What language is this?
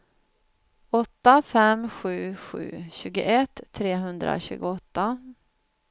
Swedish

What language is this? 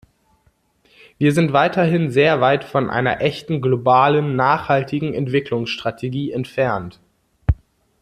German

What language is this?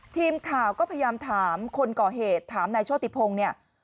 Thai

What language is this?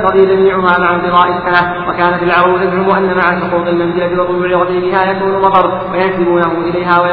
Arabic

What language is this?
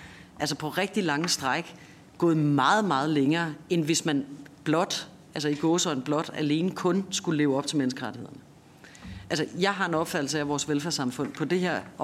Danish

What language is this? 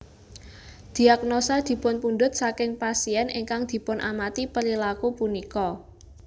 Javanese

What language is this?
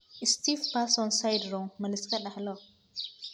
Somali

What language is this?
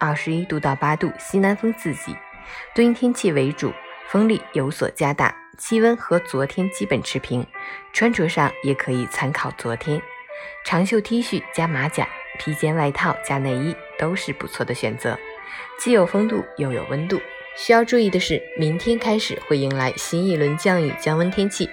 Chinese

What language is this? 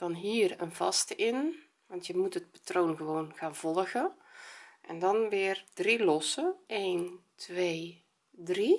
Dutch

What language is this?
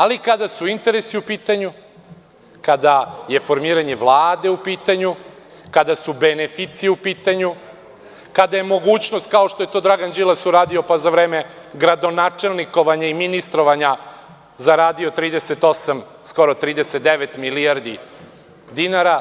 Serbian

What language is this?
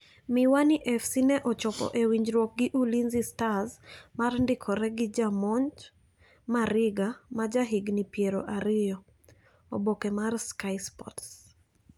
Luo (Kenya and Tanzania)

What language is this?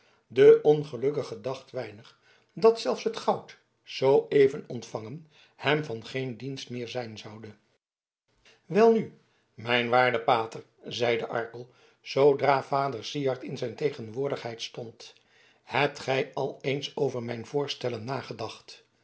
Dutch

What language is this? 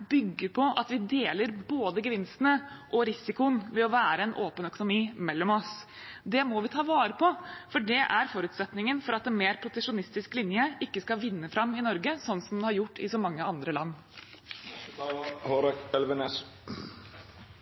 Norwegian Bokmål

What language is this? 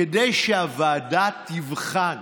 Hebrew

